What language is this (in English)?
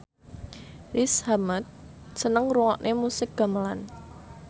Javanese